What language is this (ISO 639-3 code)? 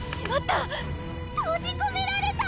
jpn